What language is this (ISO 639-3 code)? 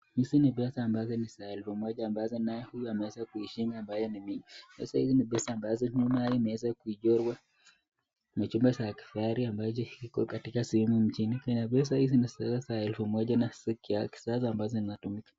swa